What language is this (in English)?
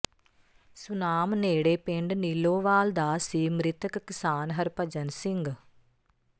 Punjabi